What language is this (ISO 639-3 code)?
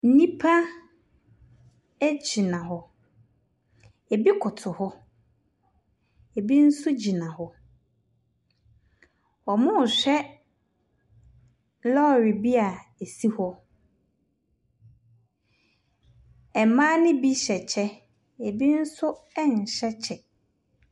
aka